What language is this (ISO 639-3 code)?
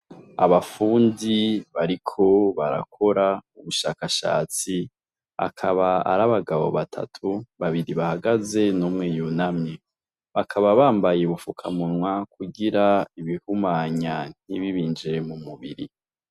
run